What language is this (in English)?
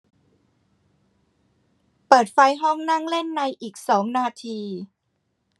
Thai